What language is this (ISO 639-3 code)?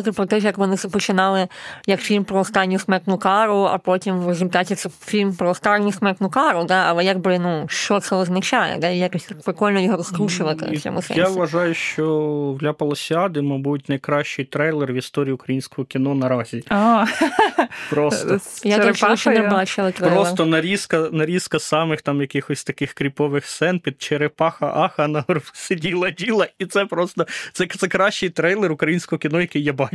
ukr